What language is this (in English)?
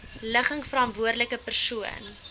Afrikaans